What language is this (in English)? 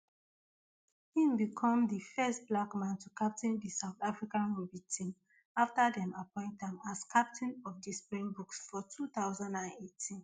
Nigerian Pidgin